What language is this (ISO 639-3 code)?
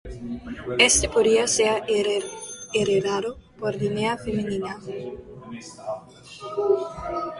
spa